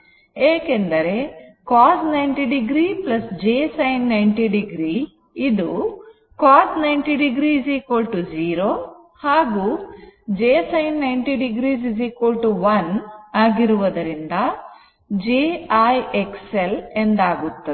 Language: Kannada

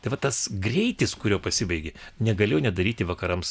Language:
Lithuanian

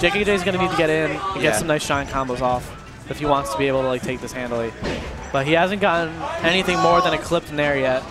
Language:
English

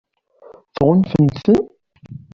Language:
Kabyle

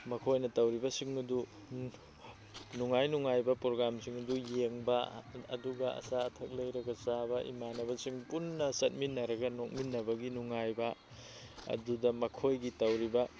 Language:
Manipuri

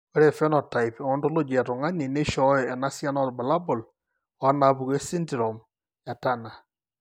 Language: Masai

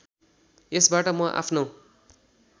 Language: Nepali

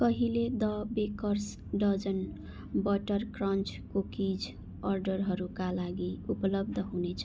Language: Nepali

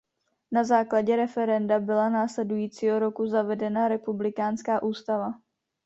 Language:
Czech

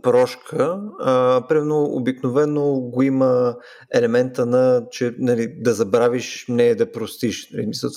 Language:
Bulgarian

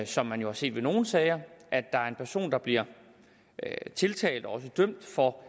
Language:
Danish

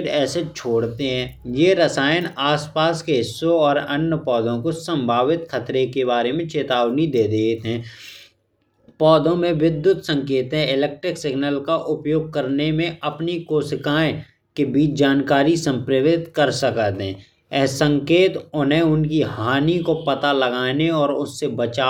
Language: Bundeli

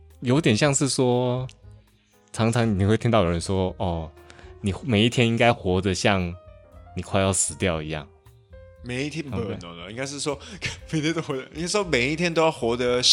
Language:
Chinese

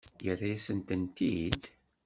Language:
Kabyle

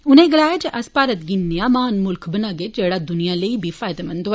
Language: Dogri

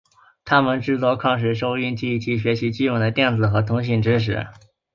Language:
Chinese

